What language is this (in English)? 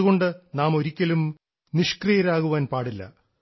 Malayalam